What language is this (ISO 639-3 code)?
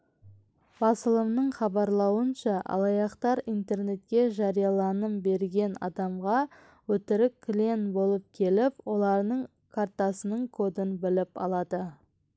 kaz